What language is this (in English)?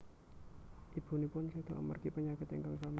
Javanese